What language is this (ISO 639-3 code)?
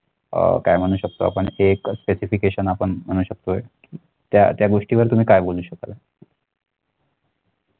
mar